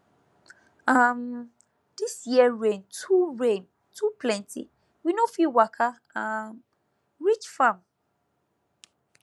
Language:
Nigerian Pidgin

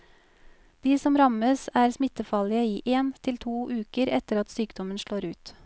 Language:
Norwegian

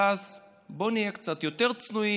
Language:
Hebrew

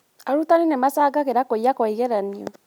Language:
Kikuyu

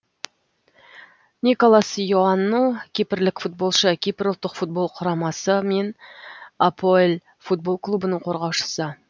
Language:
Kazakh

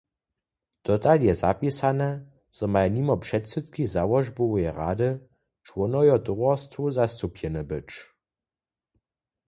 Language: Upper Sorbian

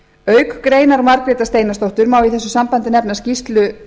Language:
Icelandic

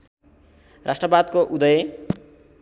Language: Nepali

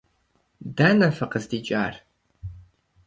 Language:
Kabardian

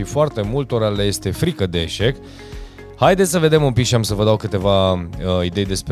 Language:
Romanian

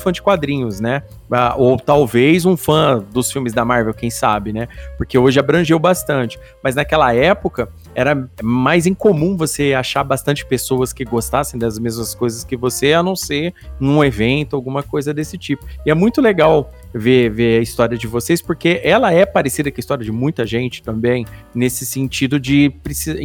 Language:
Portuguese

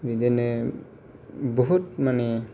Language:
Bodo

